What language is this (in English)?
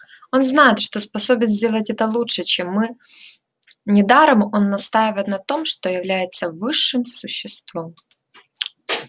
Russian